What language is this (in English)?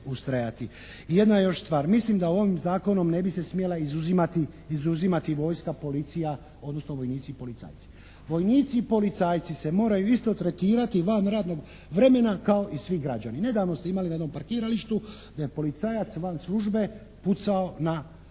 Croatian